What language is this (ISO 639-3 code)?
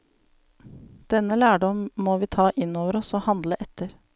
nor